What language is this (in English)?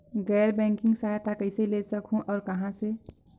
Chhattisgarhi